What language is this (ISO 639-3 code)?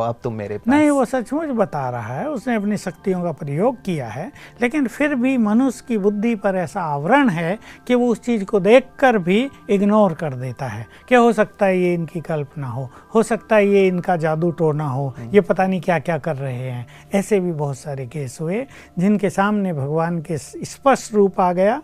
hin